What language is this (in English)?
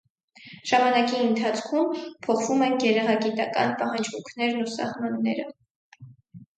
Armenian